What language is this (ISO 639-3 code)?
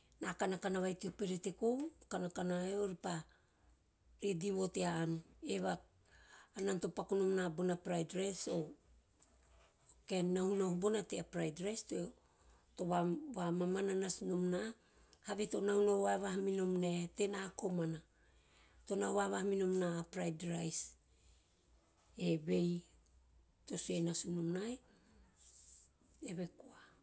tio